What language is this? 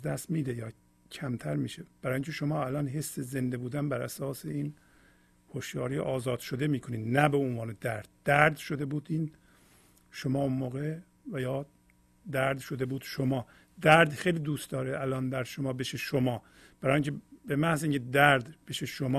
Persian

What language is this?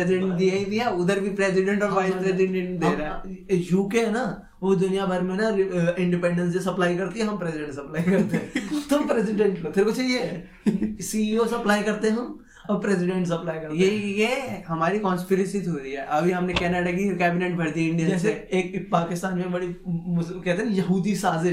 Hindi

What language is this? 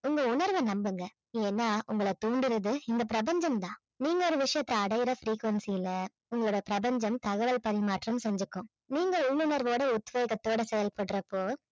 Tamil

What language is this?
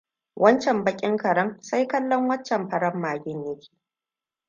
Hausa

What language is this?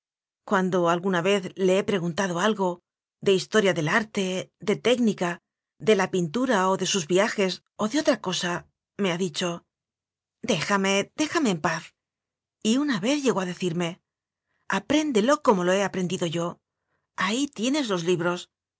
Spanish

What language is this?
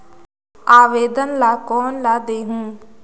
Chhattisgarhi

